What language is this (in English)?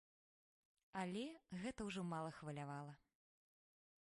Belarusian